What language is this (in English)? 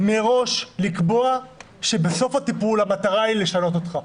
Hebrew